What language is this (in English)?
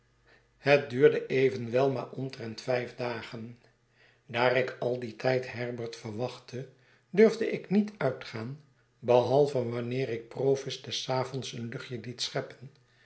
Dutch